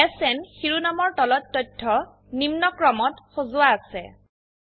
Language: Assamese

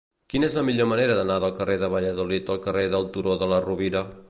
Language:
Catalan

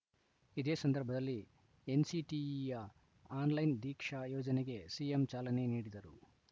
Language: Kannada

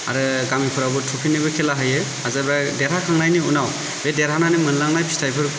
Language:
Bodo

